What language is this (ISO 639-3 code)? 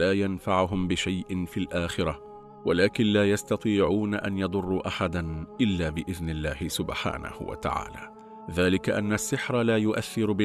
ara